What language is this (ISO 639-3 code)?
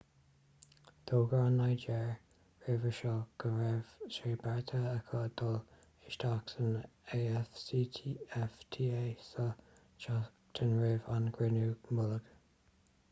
gle